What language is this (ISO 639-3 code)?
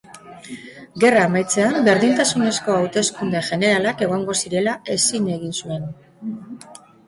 eus